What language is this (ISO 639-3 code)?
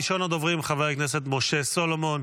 heb